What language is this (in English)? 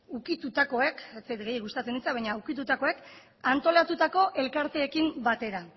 Basque